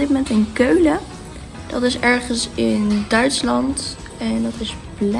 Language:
Dutch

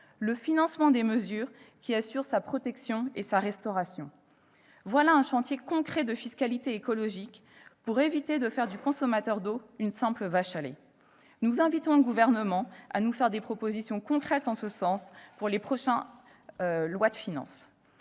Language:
French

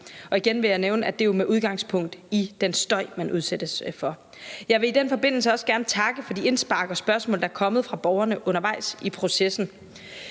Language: Danish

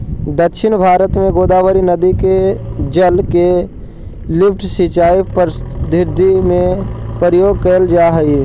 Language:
Magahi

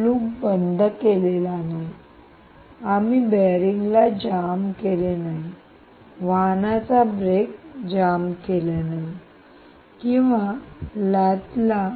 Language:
Marathi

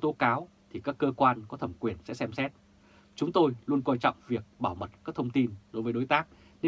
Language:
Vietnamese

